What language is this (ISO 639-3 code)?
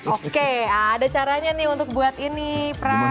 ind